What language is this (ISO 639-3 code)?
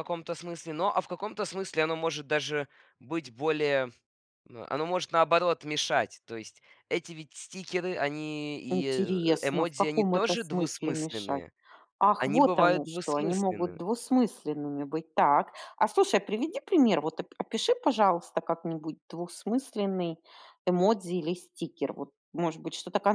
rus